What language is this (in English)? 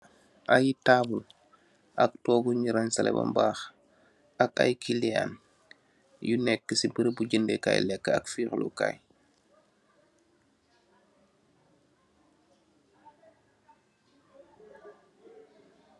Wolof